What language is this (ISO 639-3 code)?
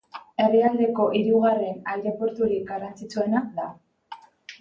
eus